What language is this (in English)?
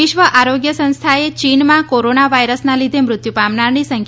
Gujarati